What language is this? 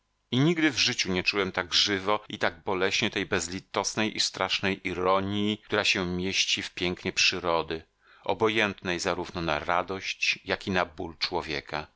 Polish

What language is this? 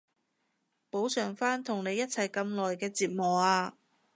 Cantonese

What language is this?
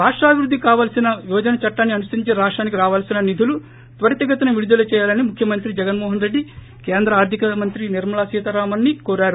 Telugu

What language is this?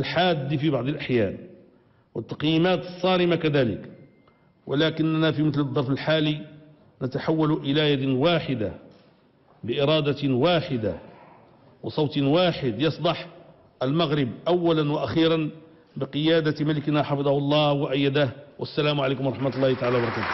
Arabic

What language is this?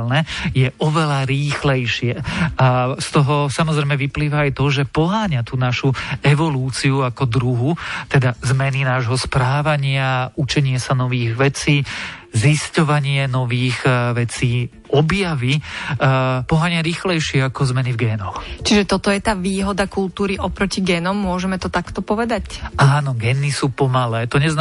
Slovak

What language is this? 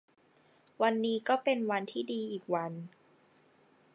Thai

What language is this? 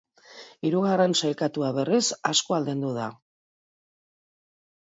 Basque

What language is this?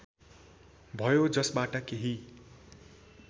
Nepali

